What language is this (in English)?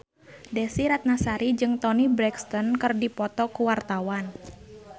Sundanese